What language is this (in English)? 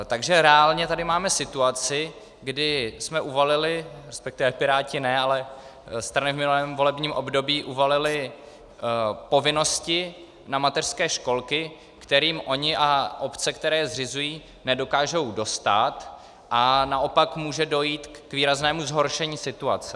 Czech